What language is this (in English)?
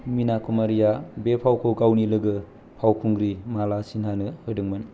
Bodo